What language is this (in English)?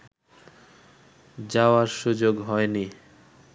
Bangla